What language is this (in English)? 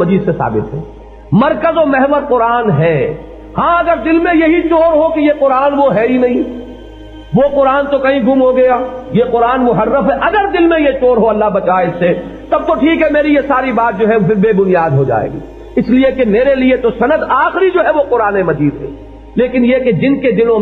Urdu